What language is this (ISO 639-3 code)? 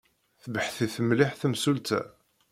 kab